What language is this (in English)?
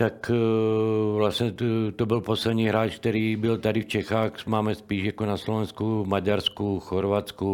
Czech